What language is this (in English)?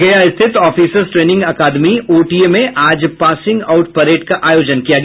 Hindi